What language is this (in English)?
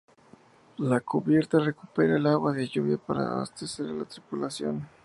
Spanish